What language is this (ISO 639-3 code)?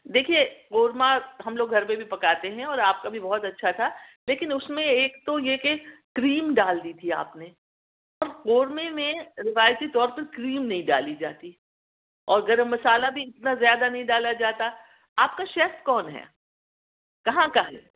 urd